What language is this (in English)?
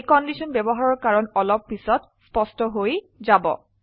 Assamese